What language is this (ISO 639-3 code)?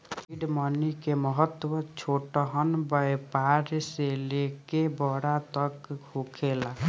bho